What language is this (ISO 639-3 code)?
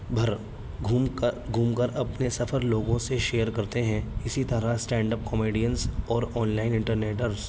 urd